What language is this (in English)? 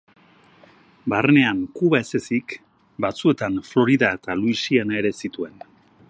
Basque